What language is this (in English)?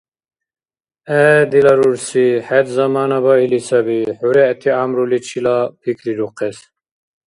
Dargwa